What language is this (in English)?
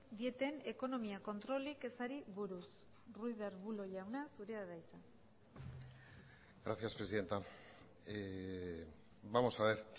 Basque